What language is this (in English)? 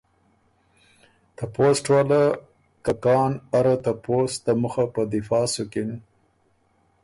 Ormuri